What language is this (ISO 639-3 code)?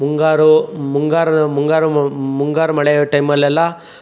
kan